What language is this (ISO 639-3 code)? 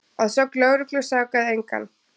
isl